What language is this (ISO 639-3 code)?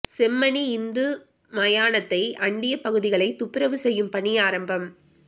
tam